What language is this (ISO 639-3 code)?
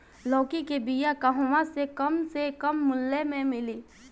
bho